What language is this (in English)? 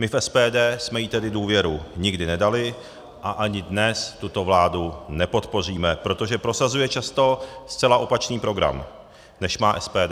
Czech